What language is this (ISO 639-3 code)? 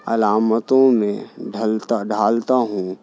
urd